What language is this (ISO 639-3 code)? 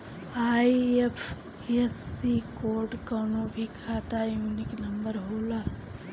bho